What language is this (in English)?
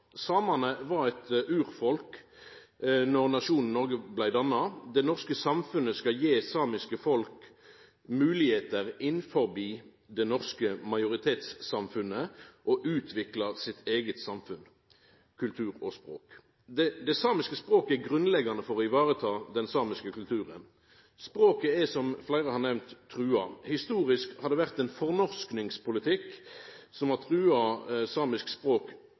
Norwegian Nynorsk